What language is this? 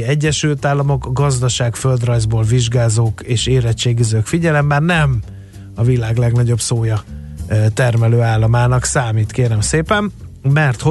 Hungarian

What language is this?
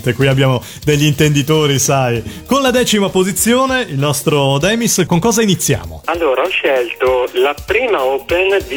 Italian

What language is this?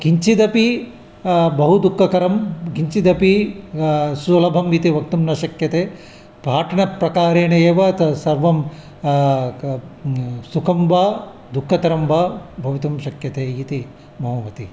Sanskrit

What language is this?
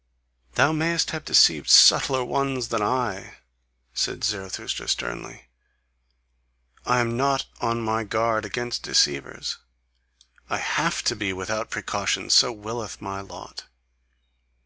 English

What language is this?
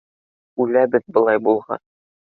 Bashkir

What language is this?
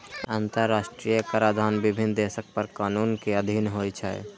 Maithili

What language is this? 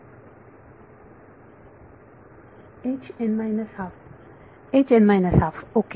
Marathi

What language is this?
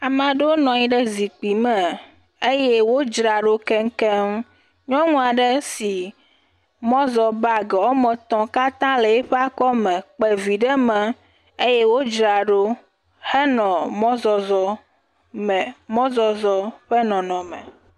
Ewe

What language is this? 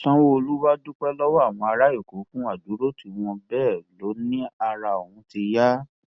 Yoruba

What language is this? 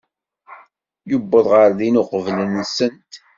Kabyle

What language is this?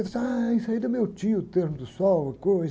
Portuguese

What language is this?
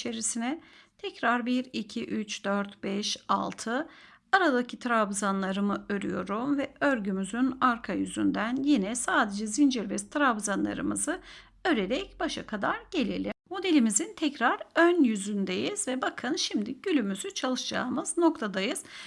Turkish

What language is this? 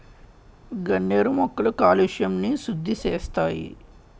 Telugu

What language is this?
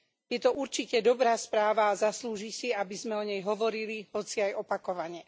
Slovak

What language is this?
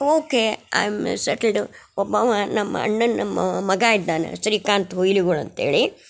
Kannada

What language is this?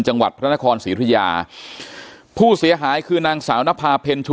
Thai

